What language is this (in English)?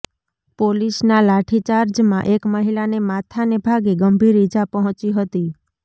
Gujarati